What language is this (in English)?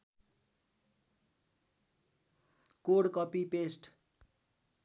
Nepali